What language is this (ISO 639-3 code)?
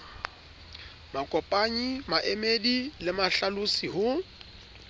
sot